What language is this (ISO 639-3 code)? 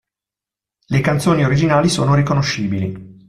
ita